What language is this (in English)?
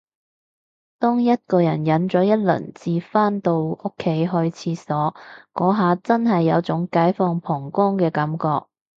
Cantonese